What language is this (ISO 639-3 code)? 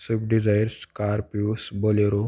mar